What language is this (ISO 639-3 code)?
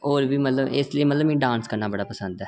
doi